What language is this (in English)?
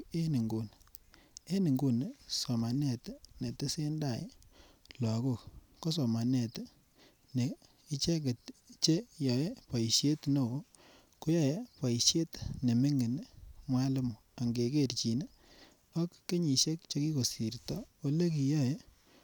Kalenjin